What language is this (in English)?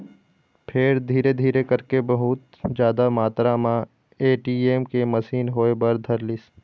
Chhattisgarhi